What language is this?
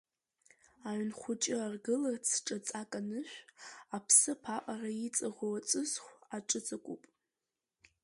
Abkhazian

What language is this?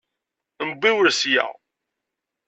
Kabyle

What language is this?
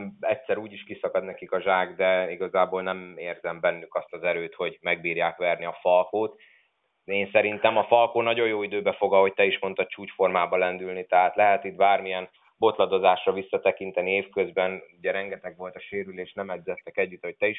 Hungarian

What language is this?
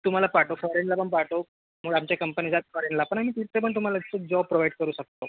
Marathi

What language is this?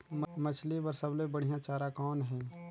Chhattisgarhi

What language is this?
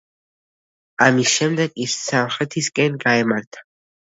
Georgian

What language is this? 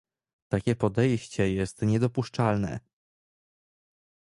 Polish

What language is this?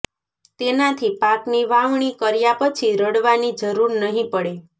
Gujarati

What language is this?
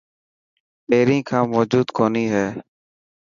Dhatki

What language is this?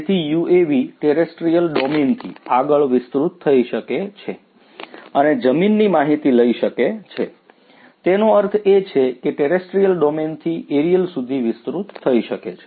Gujarati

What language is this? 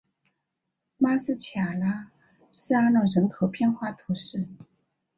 Chinese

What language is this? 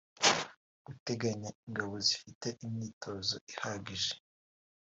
Kinyarwanda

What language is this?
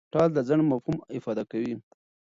Pashto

